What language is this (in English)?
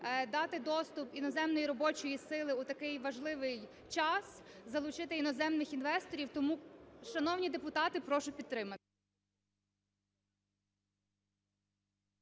Ukrainian